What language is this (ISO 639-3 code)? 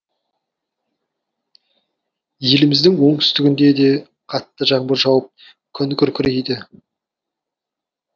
kaz